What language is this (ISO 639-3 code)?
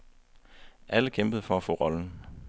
dan